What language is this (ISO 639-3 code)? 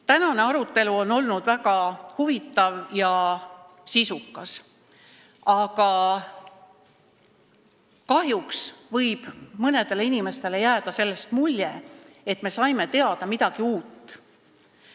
est